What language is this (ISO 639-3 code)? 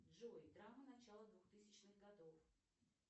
rus